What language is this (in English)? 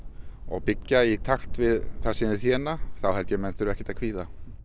Icelandic